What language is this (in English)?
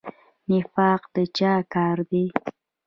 Pashto